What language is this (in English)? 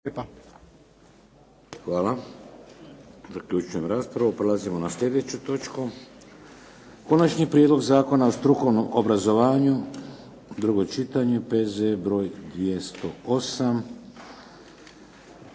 Croatian